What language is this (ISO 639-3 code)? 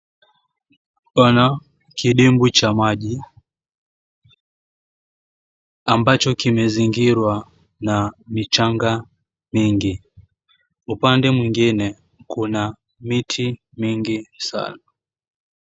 swa